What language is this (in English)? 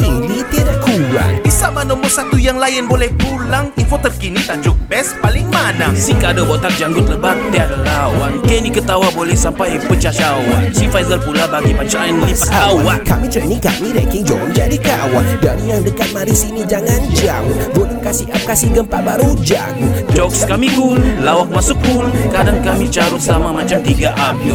Malay